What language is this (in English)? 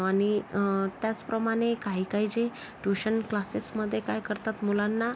Marathi